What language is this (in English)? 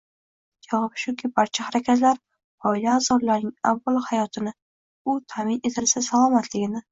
Uzbek